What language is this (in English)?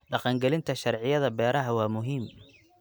Somali